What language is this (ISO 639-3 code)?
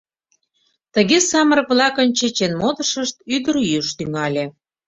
chm